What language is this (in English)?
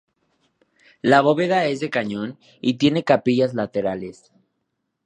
Spanish